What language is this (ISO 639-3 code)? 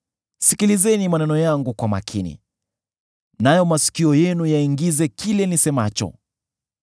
swa